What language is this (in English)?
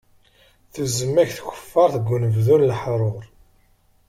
Kabyle